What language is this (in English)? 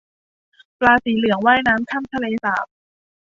Thai